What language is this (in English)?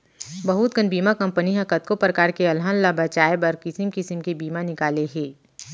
Chhattisgarhi